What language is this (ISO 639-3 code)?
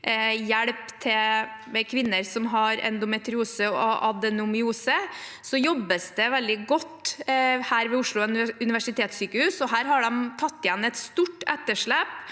nor